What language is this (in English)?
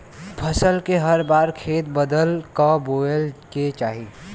Bhojpuri